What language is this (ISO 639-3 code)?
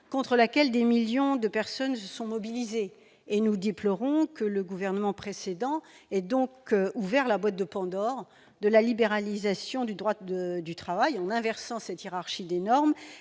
fra